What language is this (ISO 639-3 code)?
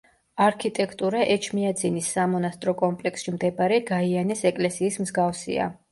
kat